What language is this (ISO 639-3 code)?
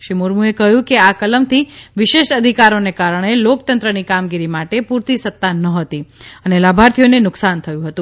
guj